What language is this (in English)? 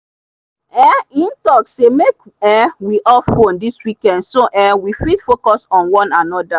Nigerian Pidgin